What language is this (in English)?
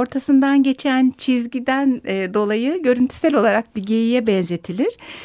Turkish